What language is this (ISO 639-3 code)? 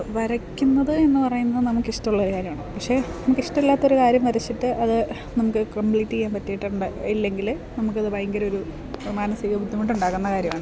mal